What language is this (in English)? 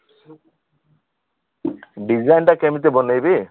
Odia